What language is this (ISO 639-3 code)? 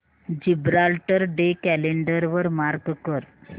mar